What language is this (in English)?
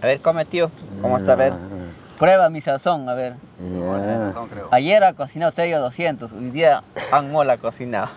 Spanish